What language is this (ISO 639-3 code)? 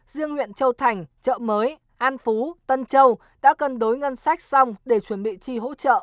vie